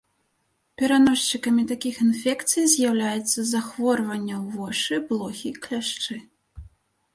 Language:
Belarusian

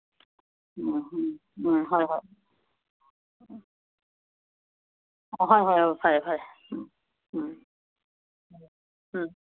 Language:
Manipuri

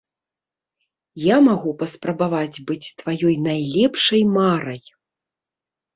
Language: Belarusian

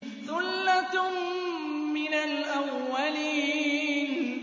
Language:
Arabic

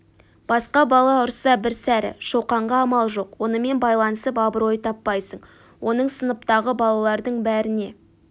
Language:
Kazakh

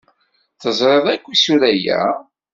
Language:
Kabyle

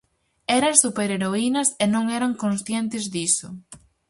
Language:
Galician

